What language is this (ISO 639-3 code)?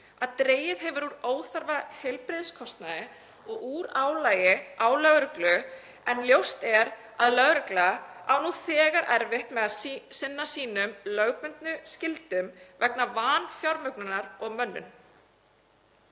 isl